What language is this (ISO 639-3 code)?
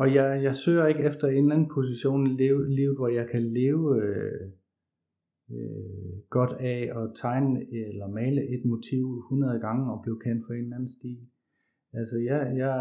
dan